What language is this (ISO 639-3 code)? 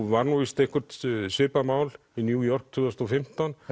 isl